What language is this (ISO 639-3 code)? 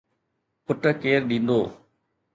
snd